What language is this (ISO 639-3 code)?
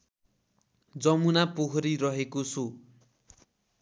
nep